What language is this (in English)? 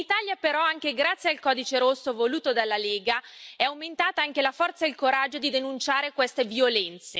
Italian